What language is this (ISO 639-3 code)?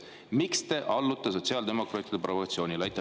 est